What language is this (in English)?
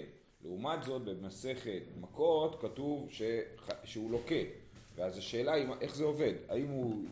Hebrew